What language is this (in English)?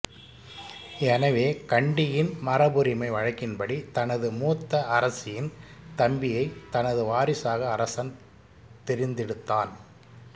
Tamil